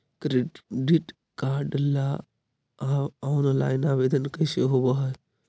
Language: Magahi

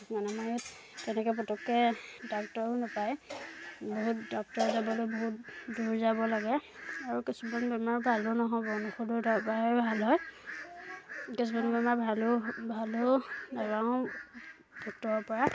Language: Assamese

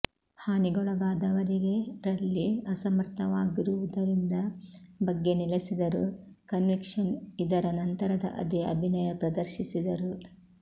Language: Kannada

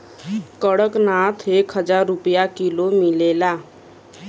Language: Bhojpuri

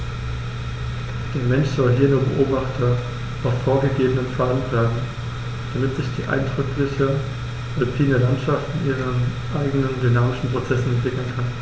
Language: German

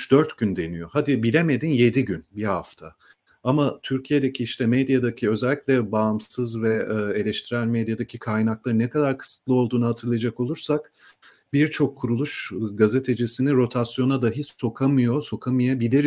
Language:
Turkish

